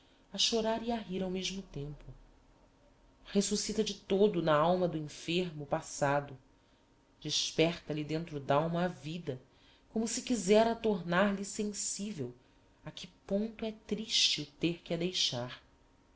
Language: Portuguese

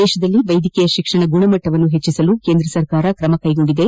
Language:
Kannada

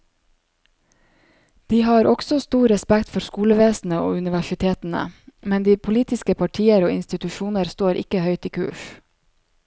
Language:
Norwegian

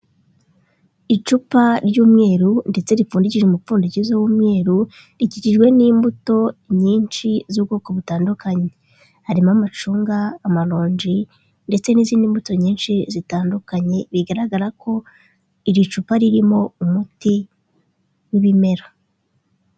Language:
Kinyarwanda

